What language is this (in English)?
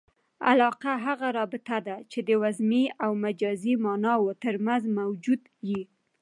Pashto